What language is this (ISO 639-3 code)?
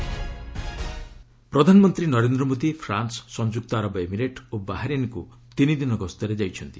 ori